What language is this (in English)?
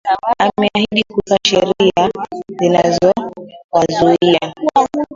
Swahili